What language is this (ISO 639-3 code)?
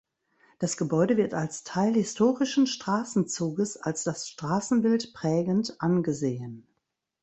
deu